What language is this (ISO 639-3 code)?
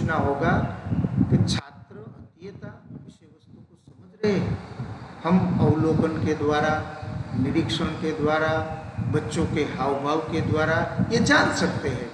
hin